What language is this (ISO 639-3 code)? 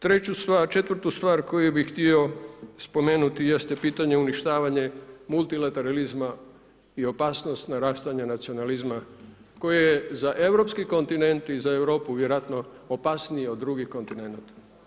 hrv